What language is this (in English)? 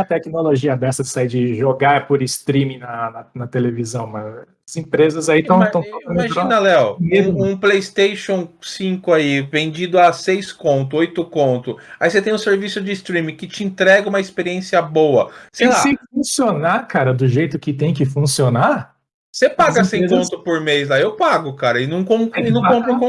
Portuguese